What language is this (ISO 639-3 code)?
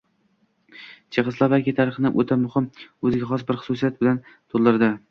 uzb